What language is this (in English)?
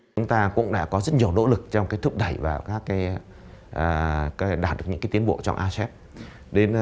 Vietnamese